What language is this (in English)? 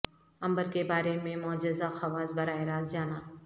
Urdu